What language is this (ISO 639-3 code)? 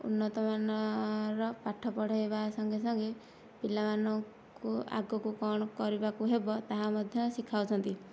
ori